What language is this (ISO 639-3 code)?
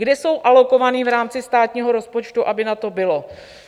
ces